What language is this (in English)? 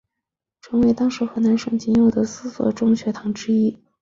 Chinese